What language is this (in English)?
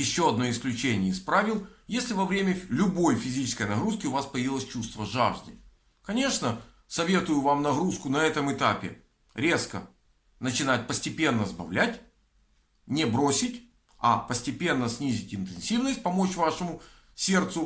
Russian